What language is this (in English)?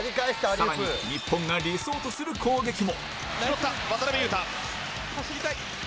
Japanese